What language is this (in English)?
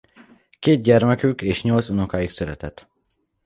Hungarian